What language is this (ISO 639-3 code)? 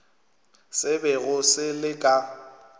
nso